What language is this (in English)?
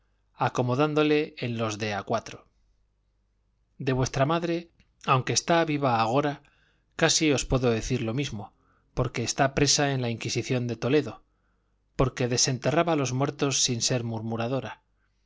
Spanish